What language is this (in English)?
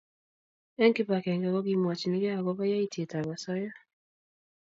Kalenjin